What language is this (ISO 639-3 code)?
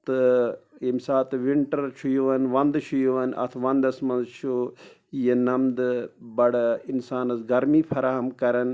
kas